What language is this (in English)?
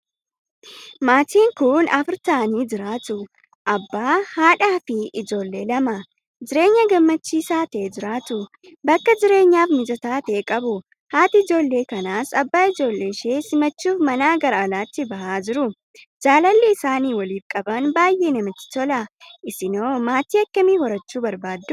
Oromo